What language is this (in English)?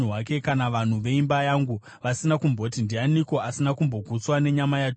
Shona